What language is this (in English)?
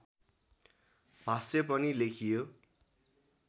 Nepali